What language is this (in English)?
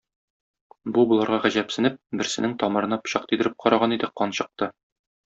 Tatar